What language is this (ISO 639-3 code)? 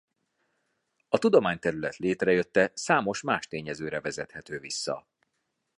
hun